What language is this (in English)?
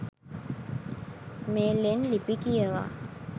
Sinhala